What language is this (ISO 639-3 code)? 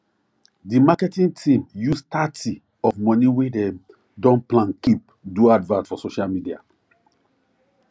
pcm